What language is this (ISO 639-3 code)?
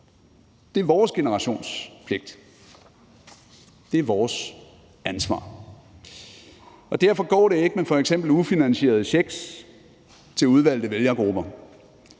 dan